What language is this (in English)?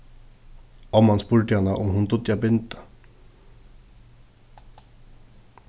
Faroese